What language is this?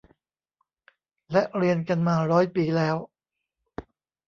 Thai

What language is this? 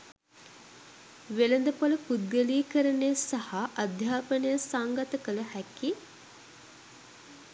Sinhala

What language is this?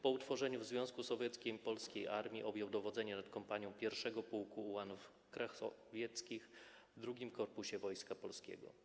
Polish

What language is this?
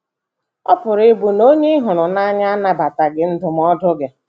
Igbo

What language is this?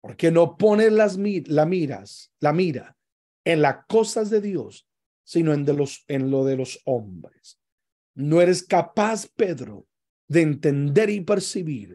Spanish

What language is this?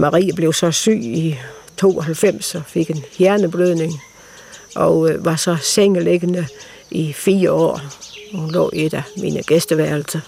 Danish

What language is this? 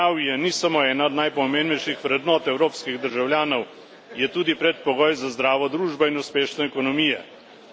Slovenian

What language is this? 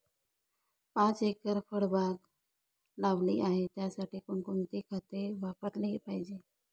Marathi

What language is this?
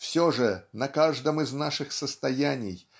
Russian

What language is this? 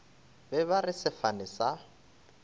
Northern Sotho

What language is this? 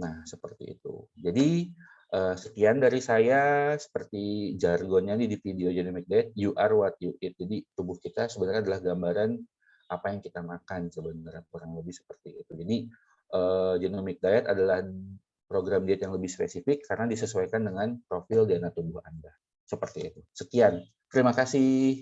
Indonesian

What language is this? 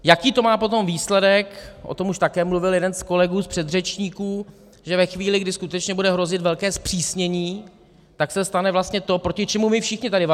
Czech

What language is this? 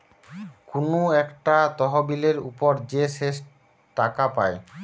Bangla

